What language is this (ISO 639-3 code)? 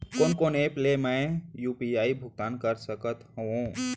hne